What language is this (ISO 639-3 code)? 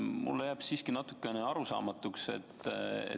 est